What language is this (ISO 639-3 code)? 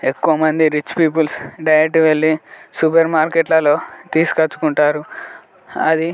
tel